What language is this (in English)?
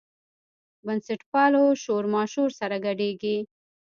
Pashto